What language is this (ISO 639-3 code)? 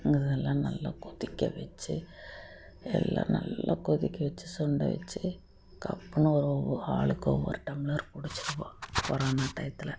tam